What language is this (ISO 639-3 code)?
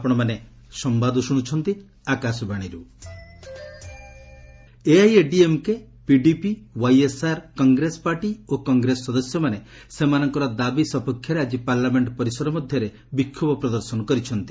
ori